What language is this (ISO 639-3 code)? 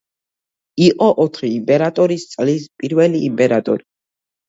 kat